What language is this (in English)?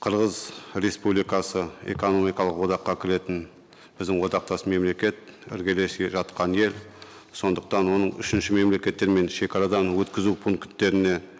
Kazakh